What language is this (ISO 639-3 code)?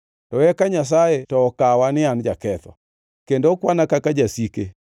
luo